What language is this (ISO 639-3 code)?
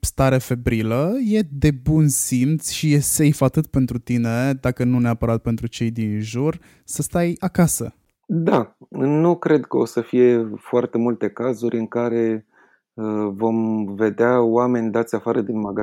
ron